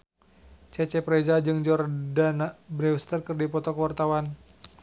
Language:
Sundanese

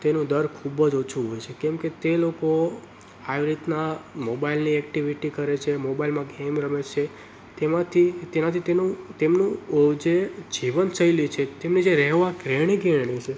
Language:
Gujarati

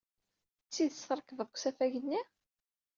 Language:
Kabyle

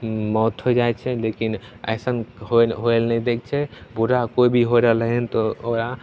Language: Maithili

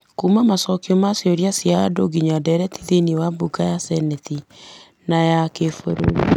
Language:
Kikuyu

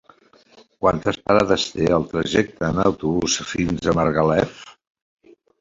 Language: Catalan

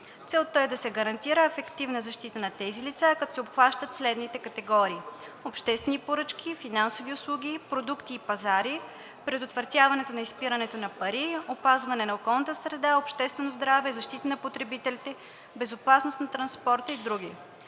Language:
Bulgarian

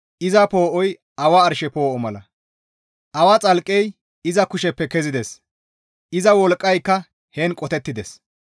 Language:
Gamo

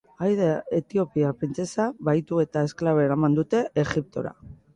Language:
Basque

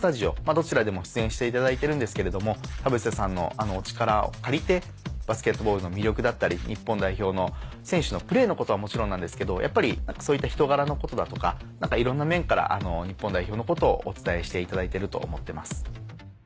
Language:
Japanese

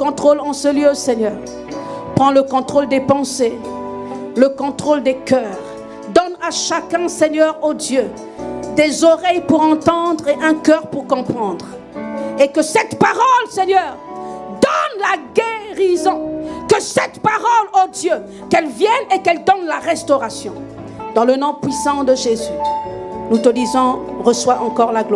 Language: French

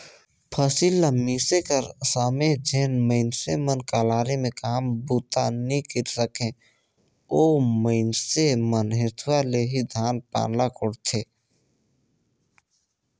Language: Chhattisgarhi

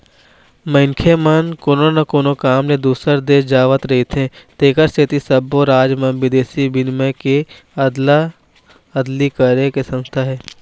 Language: Chhattisgarhi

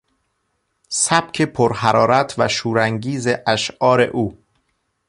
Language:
Persian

